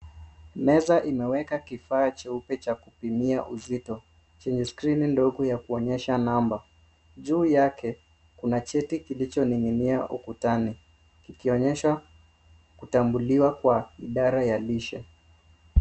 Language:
Swahili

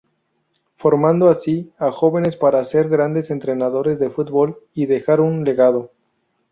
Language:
Spanish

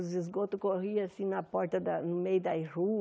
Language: Portuguese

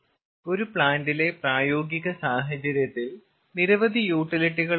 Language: Malayalam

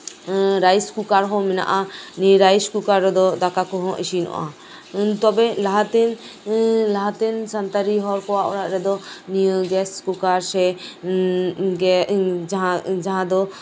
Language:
Santali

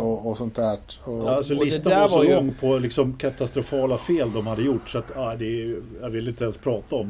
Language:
Swedish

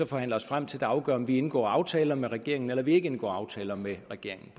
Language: Danish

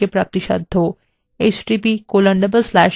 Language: Bangla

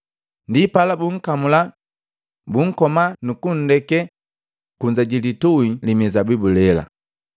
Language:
Matengo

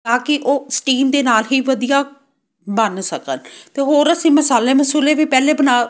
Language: Punjabi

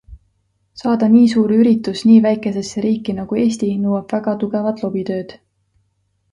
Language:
Estonian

